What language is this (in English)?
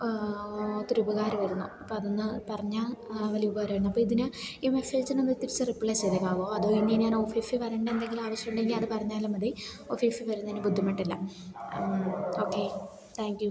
Malayalam